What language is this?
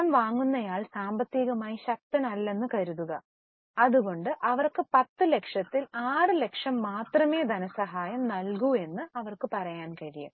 Malayalam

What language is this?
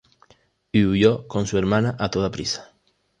Spanish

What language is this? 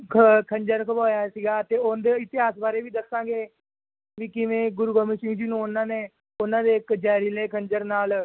Punjabi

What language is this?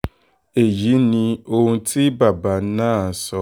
Yoruba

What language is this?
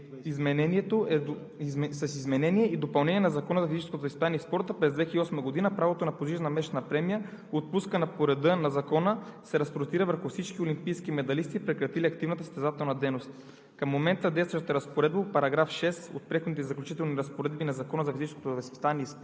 Bulgarian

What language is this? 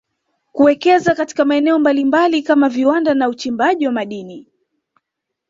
Swahili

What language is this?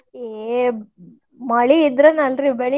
Kannada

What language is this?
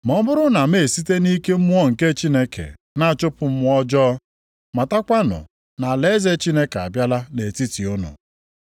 Igbo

